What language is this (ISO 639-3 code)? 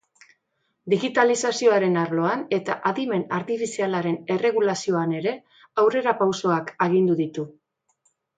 eus